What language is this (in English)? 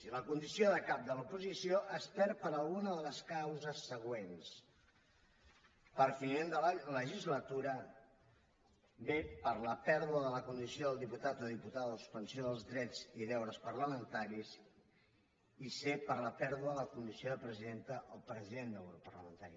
Catalan